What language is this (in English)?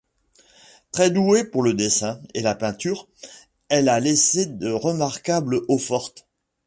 French